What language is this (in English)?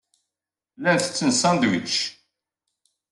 Kabyle